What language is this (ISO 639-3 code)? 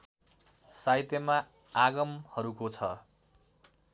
nep